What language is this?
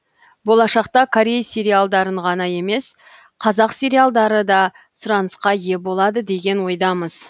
Kazakh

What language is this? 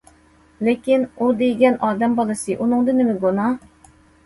Uyghur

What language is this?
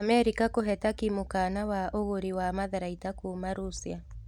Kikuyu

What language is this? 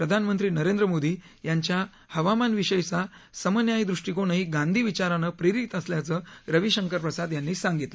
Marathi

